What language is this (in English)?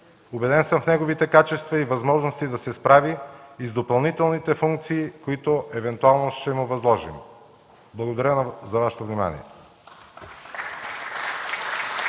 Bulgarian